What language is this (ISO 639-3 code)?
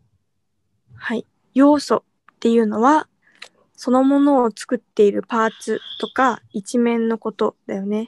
jpn